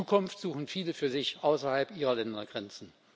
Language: German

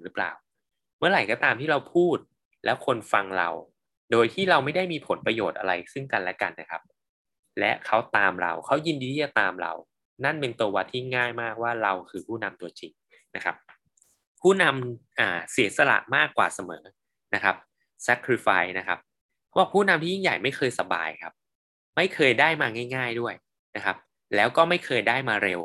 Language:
Thai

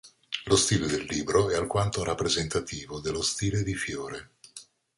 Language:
Italian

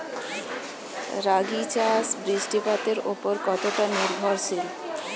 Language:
Bangla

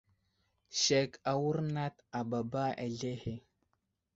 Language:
Wuzlam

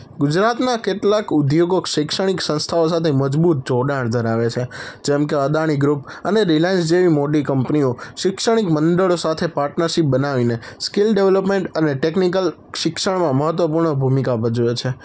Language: Gujarati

